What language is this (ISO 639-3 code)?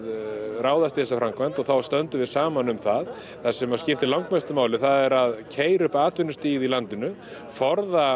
isl